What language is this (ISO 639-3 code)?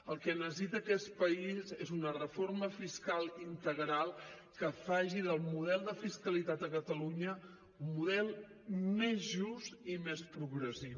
cat